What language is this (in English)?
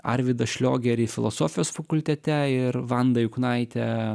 Lithuanian